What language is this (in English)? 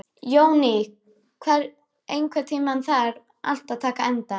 Icelandic